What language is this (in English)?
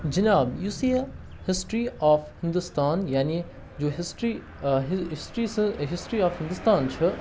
Kashmiri